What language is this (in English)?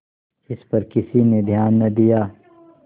Hindi